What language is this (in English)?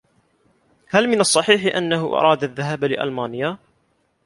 Arabic